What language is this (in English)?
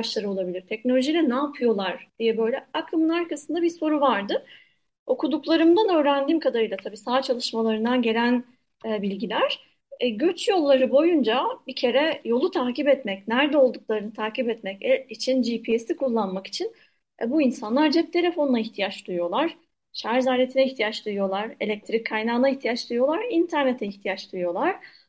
Turkish